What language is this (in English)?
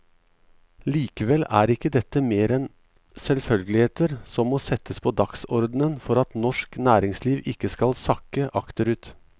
Norwegian